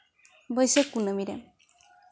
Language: Santali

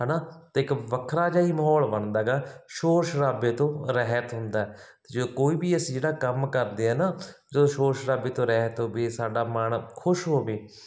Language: Punjabi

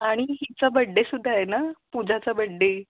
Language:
Marathi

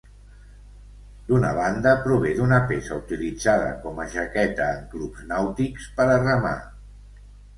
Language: Catalan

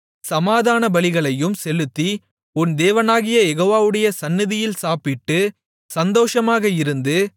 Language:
Tamil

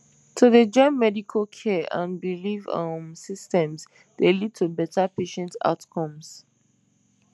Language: Nigerian Pidgin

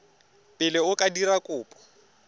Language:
Tswana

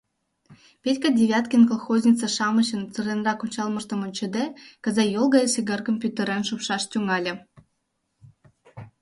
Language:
Mari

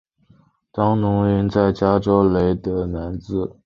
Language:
Chinese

